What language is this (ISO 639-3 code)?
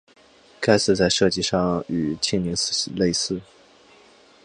zho